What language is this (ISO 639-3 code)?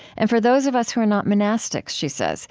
eng